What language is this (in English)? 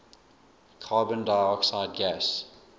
English